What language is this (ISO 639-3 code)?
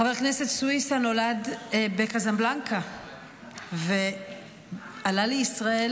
heb